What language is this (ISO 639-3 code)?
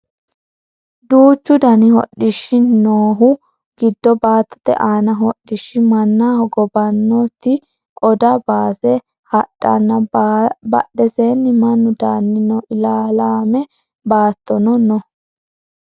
sid